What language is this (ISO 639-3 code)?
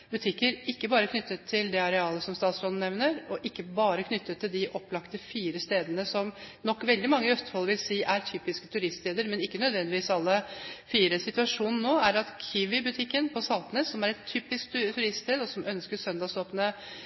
nob